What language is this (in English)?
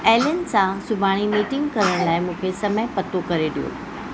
Sindhi